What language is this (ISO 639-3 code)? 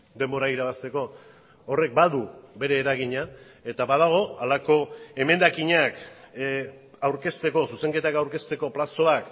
eus